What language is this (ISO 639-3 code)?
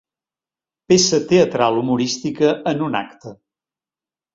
cat